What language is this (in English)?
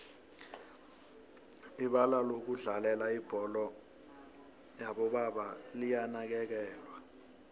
South Ndebele